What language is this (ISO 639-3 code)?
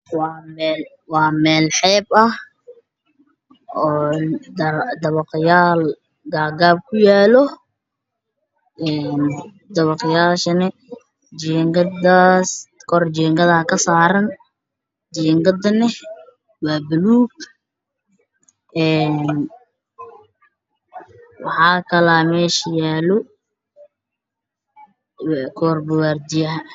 som